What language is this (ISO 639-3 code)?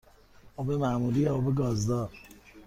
fas